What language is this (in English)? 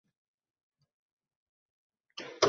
Uzbek